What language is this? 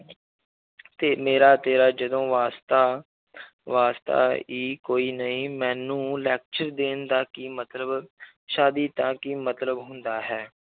Punjabi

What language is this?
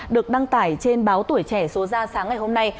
Vietnamese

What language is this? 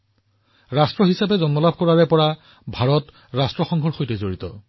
Assamese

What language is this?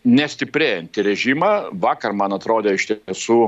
Lithuanian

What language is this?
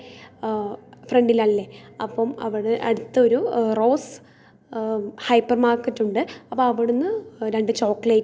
Malayalam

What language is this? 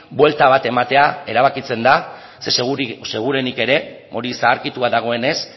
Basque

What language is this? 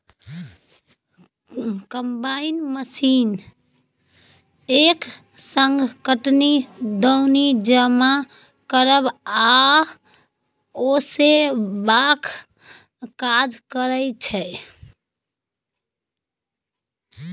Maithili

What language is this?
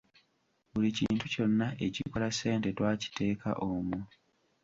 Ganda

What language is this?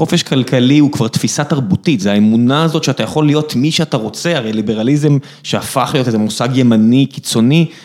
Hebrew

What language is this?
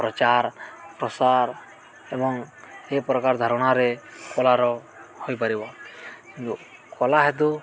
Odia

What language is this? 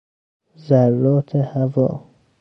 Persian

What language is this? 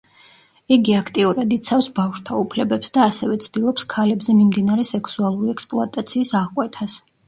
Georgian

